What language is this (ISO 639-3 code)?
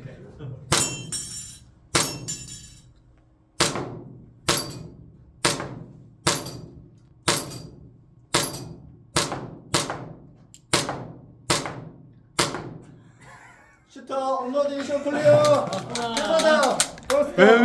kor